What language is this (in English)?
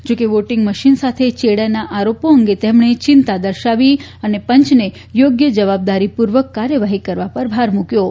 Gujarati